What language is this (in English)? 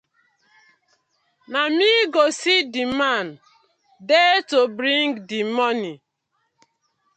Nigerian Pidgin